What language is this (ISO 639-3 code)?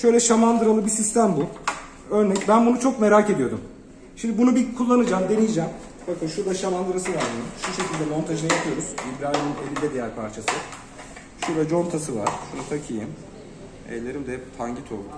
tur